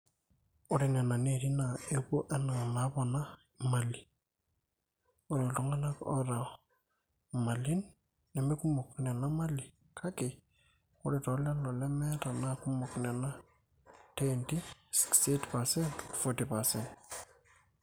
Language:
Masai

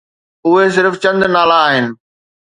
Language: Sindhi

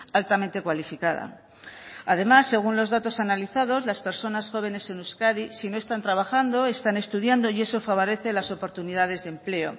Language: Spanish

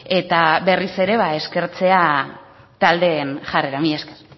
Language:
Basque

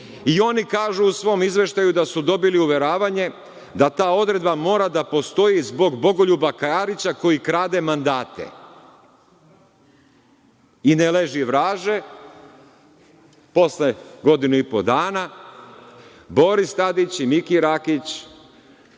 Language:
Serbian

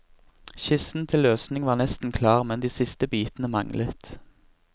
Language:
Norwegian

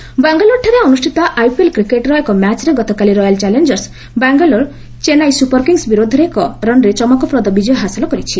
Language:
Odia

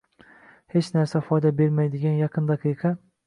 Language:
Uzbek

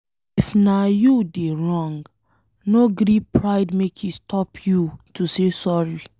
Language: Nigerian Pidgin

